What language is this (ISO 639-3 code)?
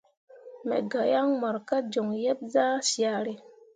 mua